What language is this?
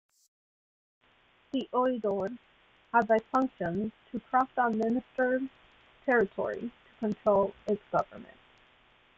English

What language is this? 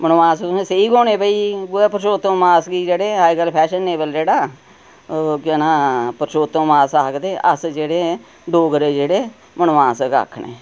Dogri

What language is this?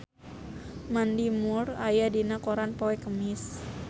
Sundanese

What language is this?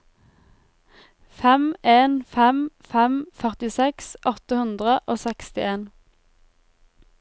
Norwegian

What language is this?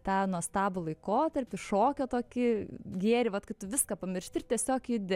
Lithuanian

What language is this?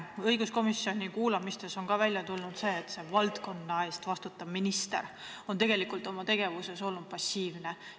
Estonian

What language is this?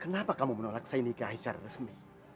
Indonesian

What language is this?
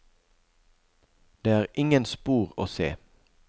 Norwegian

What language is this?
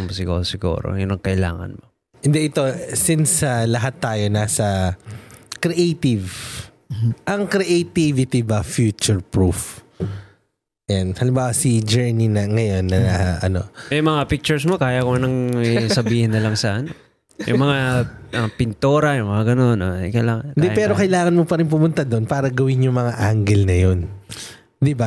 Filipino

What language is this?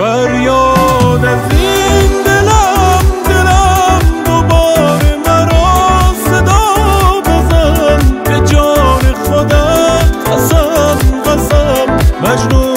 Persian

